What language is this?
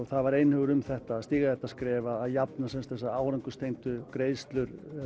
Icelandic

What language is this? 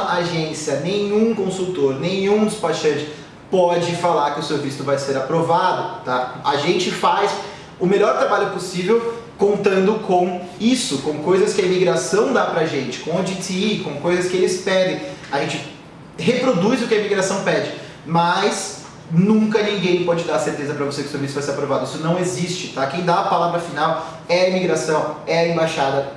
Portuguese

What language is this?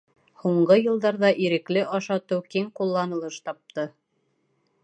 Bashkir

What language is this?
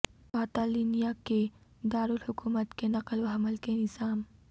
Urdu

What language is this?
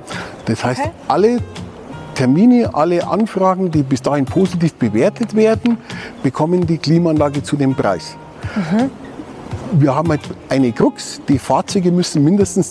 German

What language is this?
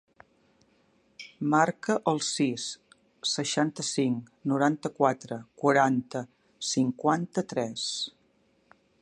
Catalan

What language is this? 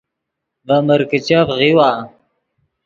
Yidgha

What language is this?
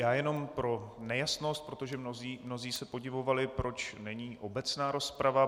Czech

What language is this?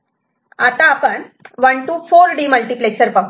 Marathi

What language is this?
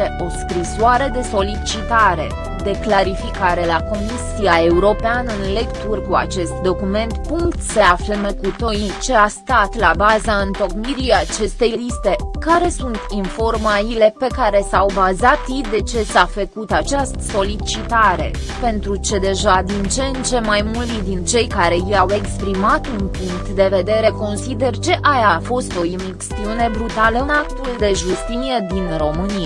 Romanian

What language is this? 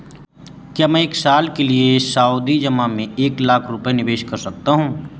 Hindi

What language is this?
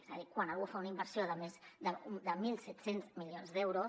Catalan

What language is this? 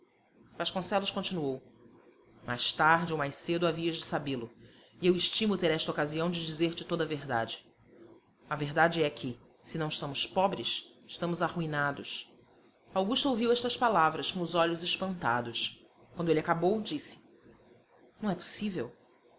Portuguese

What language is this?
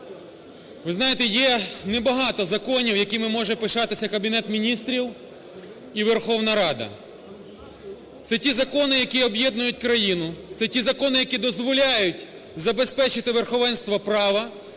Ukrainian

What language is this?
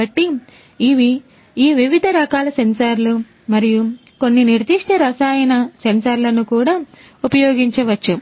Telugu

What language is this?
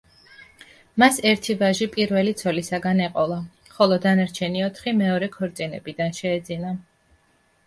Georgian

